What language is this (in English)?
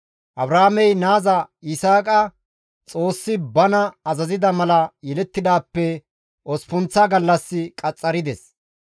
Gamo